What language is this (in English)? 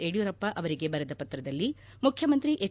Kannada